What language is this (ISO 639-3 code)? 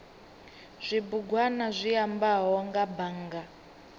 ven